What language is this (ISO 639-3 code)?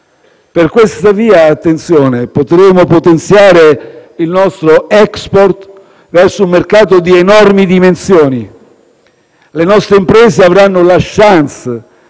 ita